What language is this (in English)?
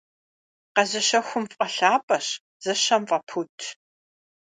Kabardian